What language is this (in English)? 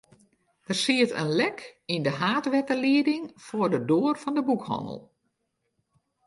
Western Frisian